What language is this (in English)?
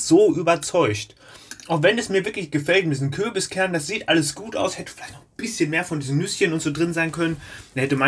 German